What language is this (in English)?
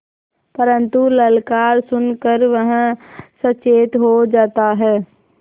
Hindi